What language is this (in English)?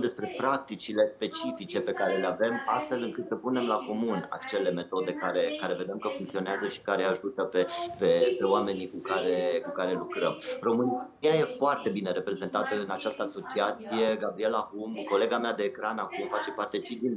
Romanian